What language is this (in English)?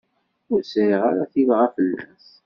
Kabyle